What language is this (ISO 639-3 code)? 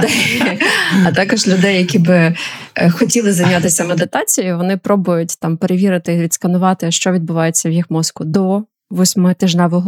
ukr